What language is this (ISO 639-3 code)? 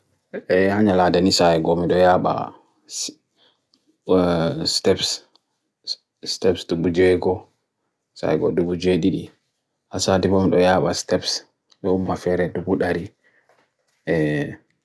fui